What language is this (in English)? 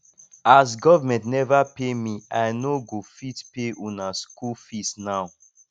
Nigerian Pidgin